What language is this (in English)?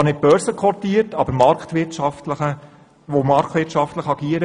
Swiss German